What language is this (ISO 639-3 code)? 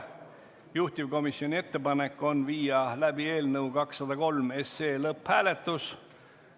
est